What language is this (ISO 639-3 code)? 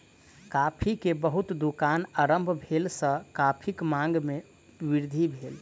mai